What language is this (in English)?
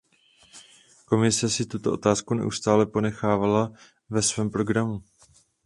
Czech